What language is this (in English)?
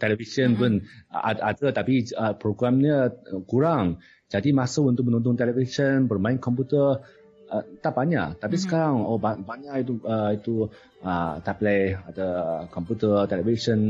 Malay